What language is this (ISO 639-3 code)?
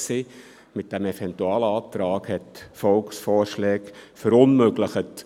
gsw